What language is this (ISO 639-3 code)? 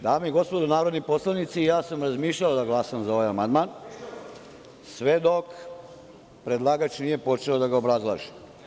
srp